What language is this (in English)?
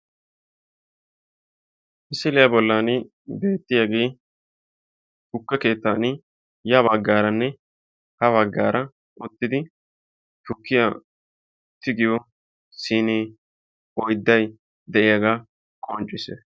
Wolaytta